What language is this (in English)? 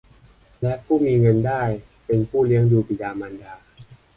Thai